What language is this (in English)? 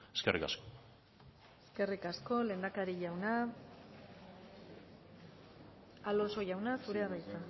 Basque